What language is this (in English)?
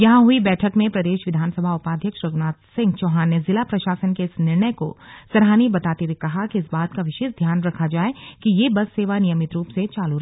Hindi